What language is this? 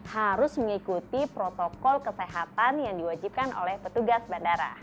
Indonesian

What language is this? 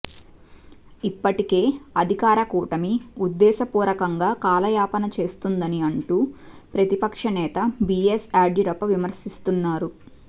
Telugu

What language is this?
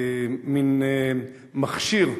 Hebrew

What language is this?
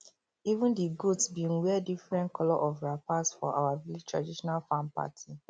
Nigerian Pidgin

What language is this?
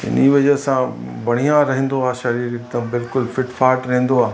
Sindhi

